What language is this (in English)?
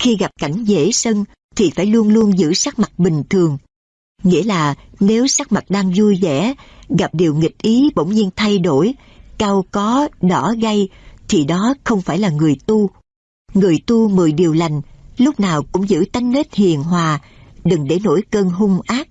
Vietnamese